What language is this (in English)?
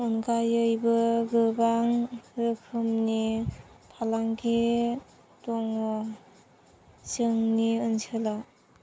Bodo